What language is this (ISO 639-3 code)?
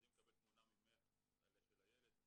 heb